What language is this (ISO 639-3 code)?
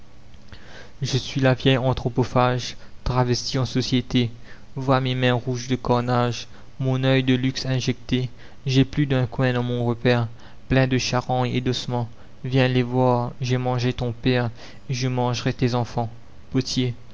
fra